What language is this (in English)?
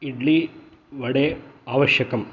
Sanskrit